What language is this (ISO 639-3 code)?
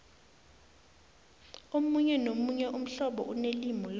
nbl